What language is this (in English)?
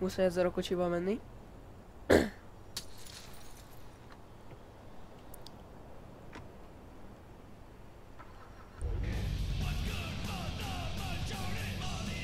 Hungarian